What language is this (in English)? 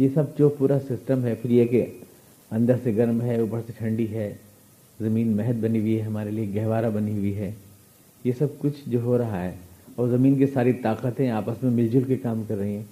Urdu